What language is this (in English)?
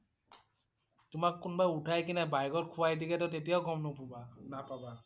Assamese